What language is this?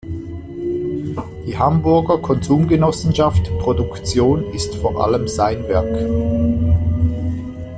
German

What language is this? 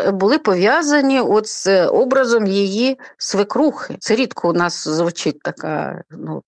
Ukrainian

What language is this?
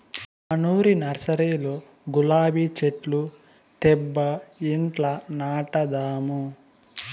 Telugu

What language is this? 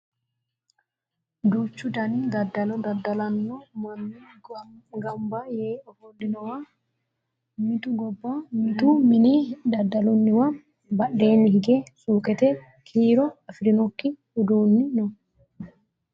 Sidamo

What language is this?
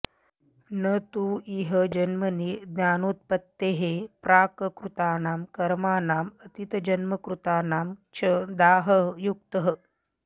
Sanskrit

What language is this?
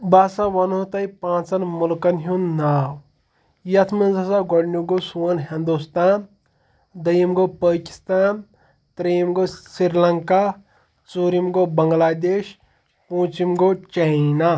Kashmiri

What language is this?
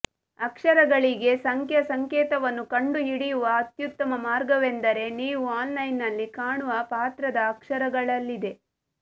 Kannada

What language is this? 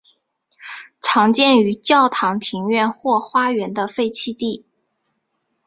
Chinese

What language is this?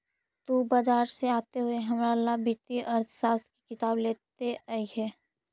Magahi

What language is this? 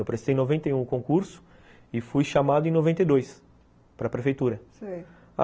Portuguese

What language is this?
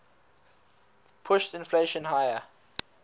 English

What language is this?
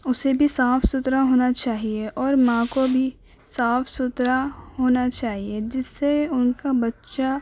Urdu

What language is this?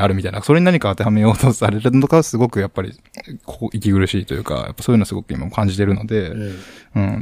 Japanese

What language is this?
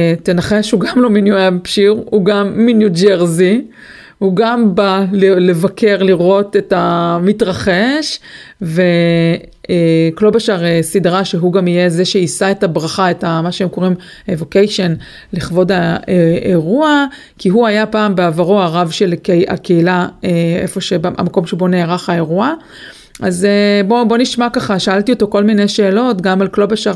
Hebrew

